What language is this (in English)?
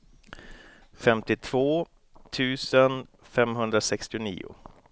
Swedish